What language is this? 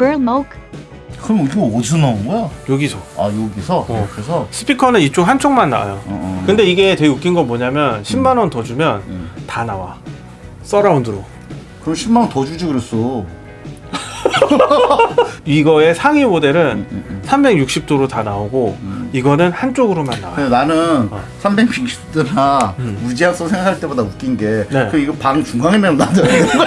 Korean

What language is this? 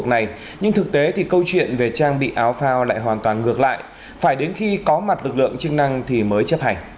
Vietnamese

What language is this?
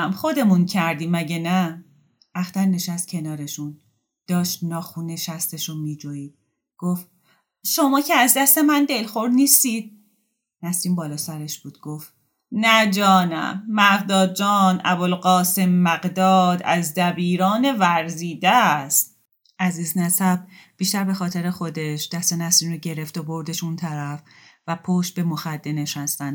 Persian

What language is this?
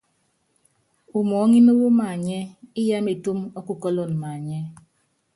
Yangben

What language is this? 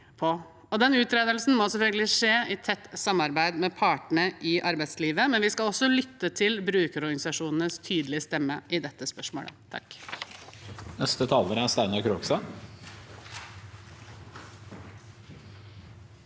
Norwegian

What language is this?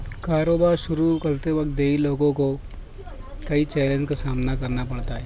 Urdu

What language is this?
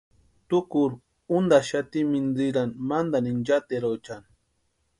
Western Highland Purepecha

